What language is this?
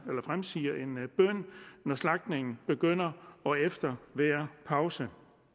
Danish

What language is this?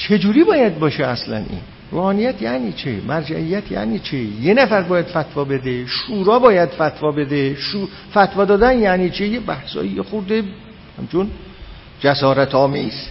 Persian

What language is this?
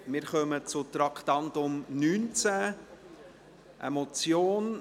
Swiss German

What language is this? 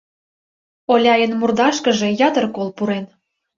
Mari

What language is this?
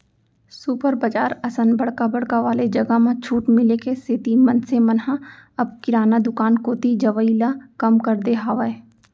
Chhattisgarhi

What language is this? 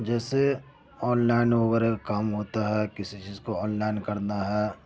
Urdu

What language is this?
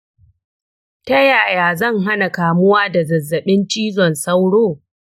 Hausa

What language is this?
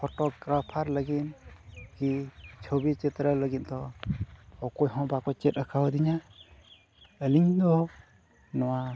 Santali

